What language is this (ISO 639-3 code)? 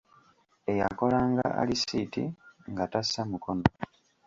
lug